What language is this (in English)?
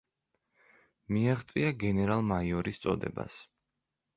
Georgian